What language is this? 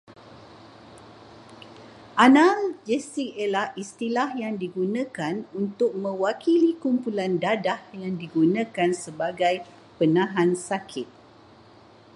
Malay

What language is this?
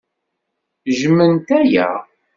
Kabyle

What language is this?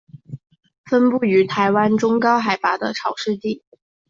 Chinese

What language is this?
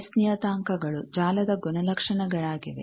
Kannada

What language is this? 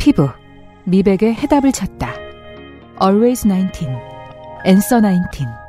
Korean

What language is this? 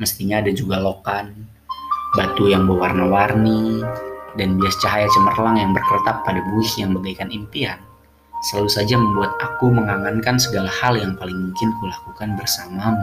Indonesian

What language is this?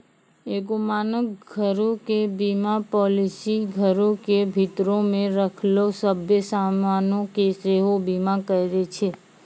Maithili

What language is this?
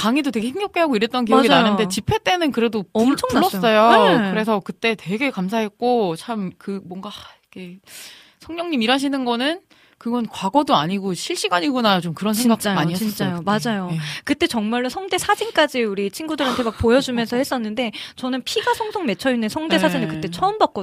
Korean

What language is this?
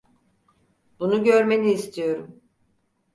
Turkish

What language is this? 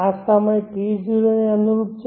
Gujarati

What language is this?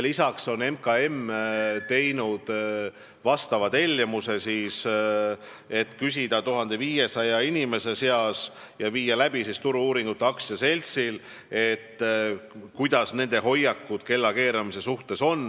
Estonian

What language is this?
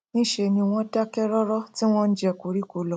Yoruba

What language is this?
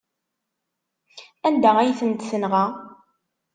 Kabyle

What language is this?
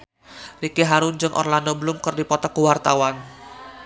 Sundanese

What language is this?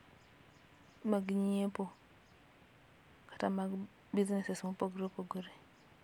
Luo (Kenya and Tanzania)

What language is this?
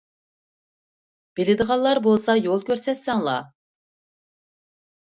Uyghur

